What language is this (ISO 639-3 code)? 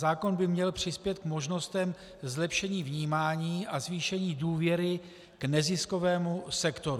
ces